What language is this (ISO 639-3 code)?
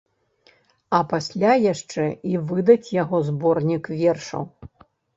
bel